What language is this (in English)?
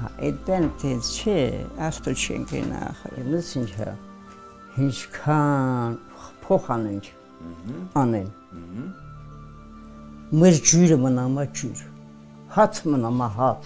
Romanian